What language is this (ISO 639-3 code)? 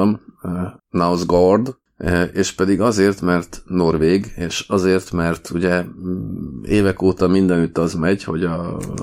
hun